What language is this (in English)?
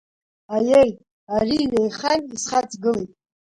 Abkhazian